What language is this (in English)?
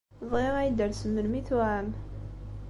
Kabyle